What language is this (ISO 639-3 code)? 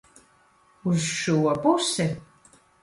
lav